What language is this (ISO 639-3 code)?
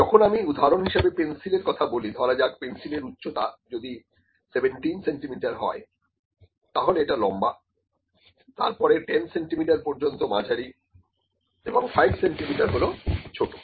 ben